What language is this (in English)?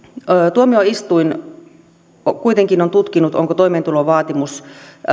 Finnish